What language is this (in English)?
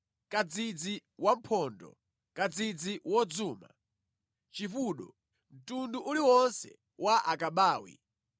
Nyanja